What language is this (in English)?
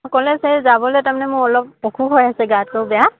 Assamese